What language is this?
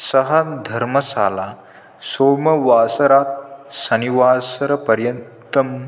Sanskrit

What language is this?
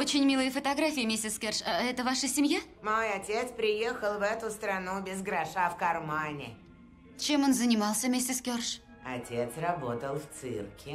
Russian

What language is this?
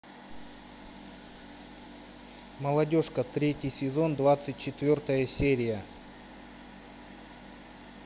Russian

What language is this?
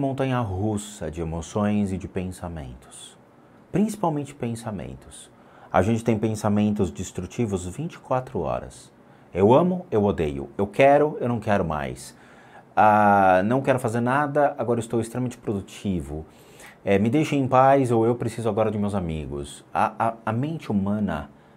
Portuguese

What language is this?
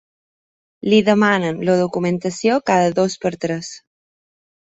Catalan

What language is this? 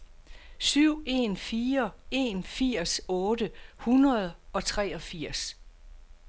Danish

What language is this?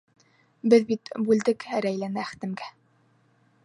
Bashkir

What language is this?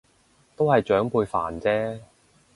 Cantonese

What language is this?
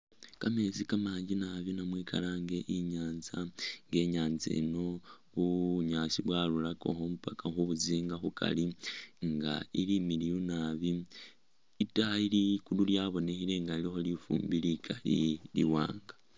Masaaba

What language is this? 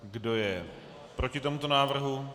Czech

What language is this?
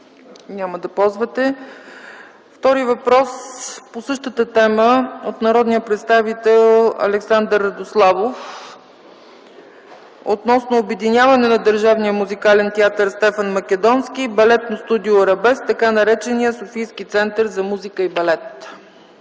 Bulgarian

